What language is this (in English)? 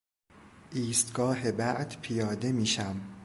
Persian